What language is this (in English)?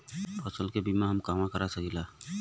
Bhojpuri